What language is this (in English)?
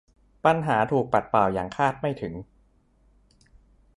Thai